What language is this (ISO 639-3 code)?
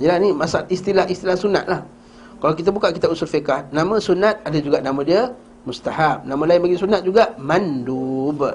msa